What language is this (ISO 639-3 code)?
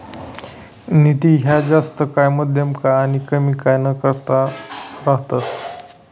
mar